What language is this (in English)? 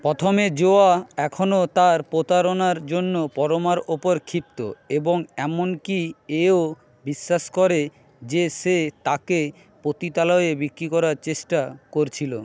Bangla